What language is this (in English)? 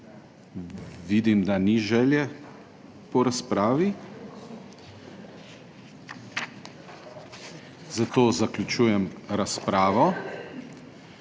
Slovenian